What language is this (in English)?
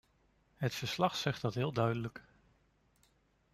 Dutch